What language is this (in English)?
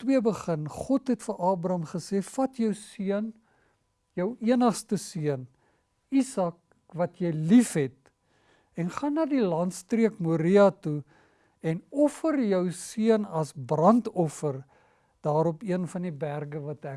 Dutch